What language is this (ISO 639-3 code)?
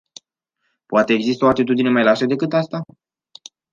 ron